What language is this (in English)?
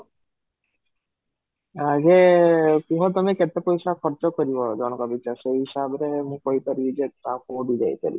Odia